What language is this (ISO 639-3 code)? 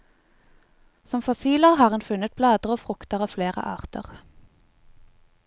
nor